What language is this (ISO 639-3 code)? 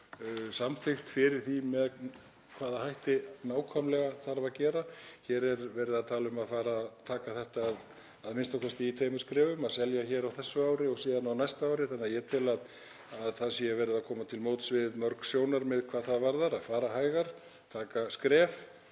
isl